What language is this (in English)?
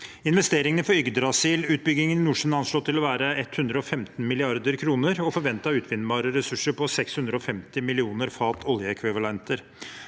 Norwegian